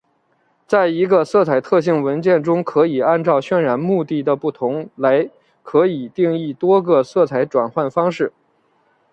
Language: Chinese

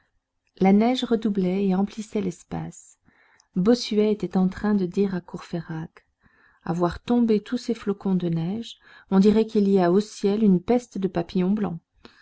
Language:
French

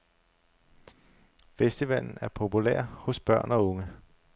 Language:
Danish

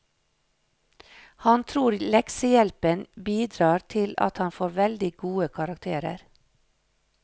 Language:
Norwegian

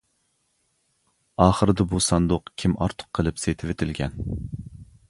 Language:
Uyghur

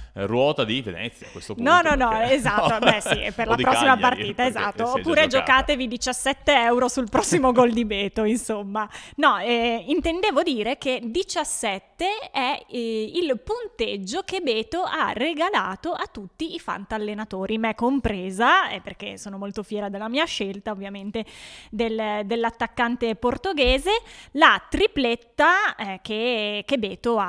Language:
Italian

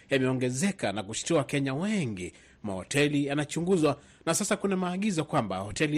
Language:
Swahili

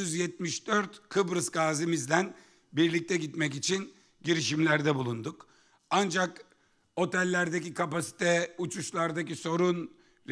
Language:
Turkish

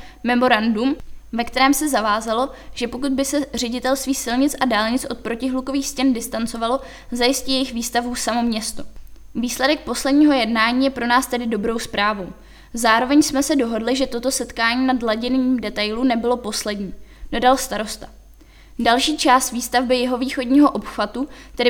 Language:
Czech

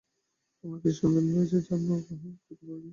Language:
Bangla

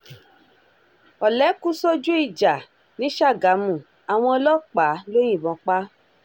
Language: Yoruba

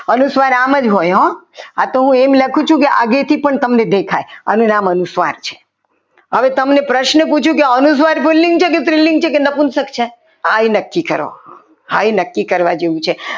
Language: Gujarati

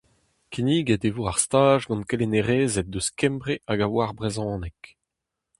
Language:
Breton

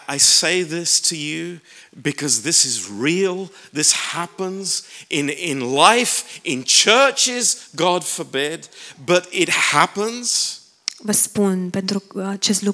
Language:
Romanian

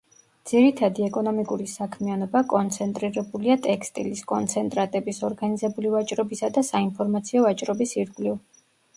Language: Georgian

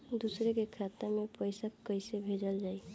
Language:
Bhojpuri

